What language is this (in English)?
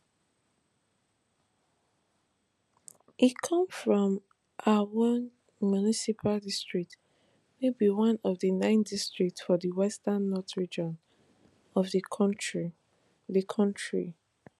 Nigerian Pidgin